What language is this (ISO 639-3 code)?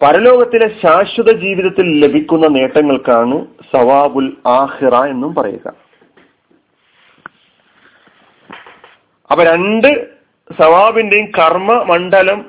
mal